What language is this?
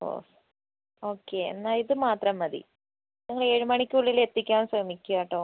Malayalam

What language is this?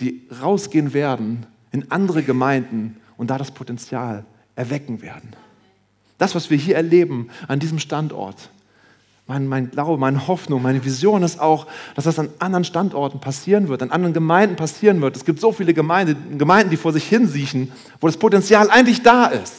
German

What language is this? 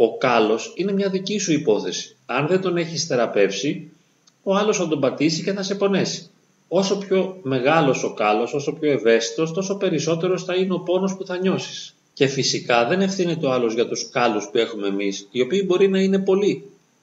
Greek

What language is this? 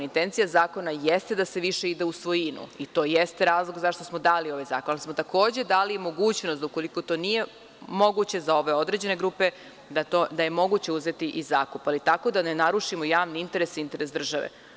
Serbian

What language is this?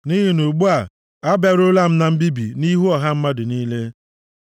Igbo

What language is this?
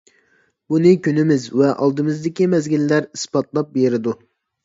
Uyghur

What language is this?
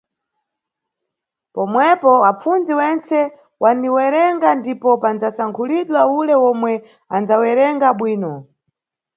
Nyungwe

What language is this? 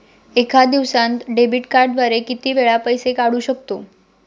Marathi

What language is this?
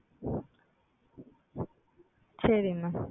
Tamil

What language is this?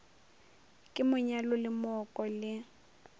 Northern Sotho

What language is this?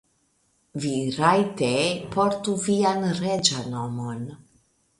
Esperanto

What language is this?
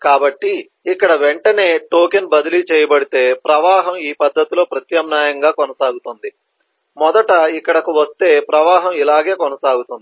Telugu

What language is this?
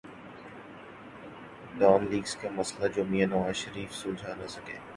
Urdu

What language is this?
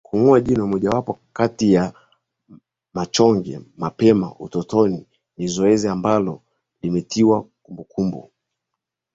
Swahili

